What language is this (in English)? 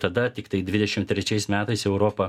Lithuanian